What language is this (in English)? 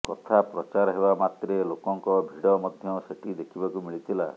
Odia